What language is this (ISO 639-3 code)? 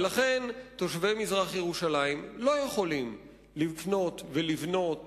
heb